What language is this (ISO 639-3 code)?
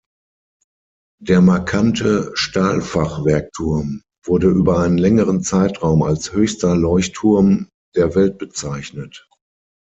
deu